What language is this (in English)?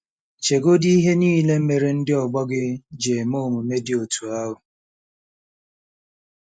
Igbo